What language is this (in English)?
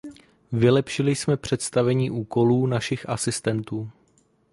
Czech